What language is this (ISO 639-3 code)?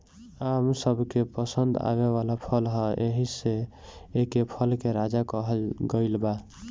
bho